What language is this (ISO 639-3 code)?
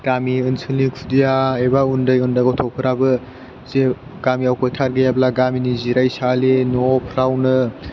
brx